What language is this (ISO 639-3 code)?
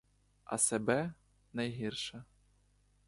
ukr